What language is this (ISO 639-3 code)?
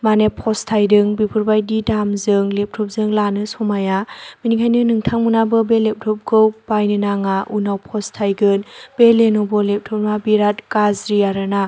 brx